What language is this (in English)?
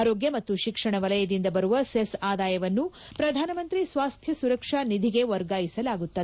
Kannada